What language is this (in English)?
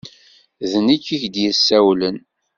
Kabyle